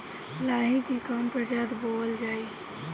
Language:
Bhojpuri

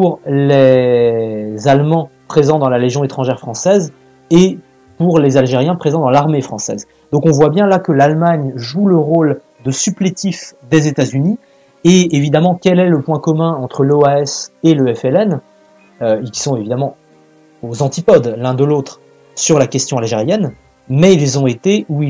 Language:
French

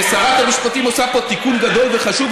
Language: Hebrew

